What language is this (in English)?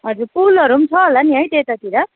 Nepali